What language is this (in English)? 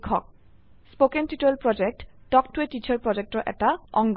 Assamese